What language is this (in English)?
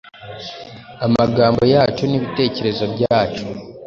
Kinyarwanda